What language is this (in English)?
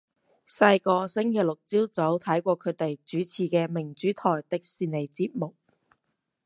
Cantonese